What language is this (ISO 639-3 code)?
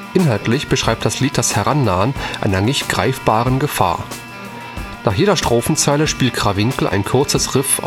deu